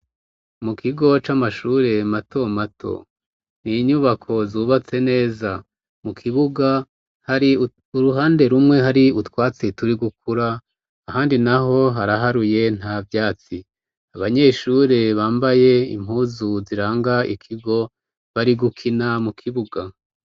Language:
Rundi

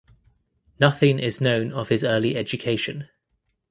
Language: English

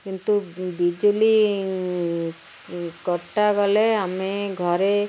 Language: Odia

